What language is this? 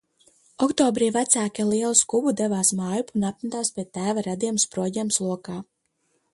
Latvian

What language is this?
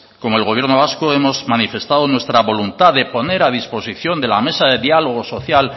Spanish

